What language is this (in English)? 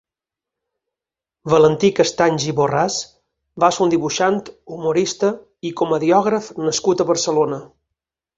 Catalan